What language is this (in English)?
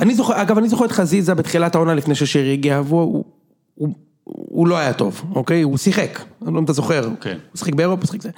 Hebrew